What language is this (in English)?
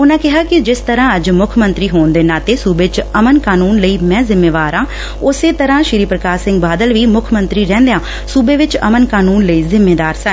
Punjabi